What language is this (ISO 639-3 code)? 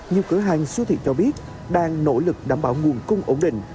vie